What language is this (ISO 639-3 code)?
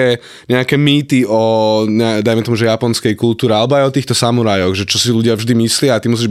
slk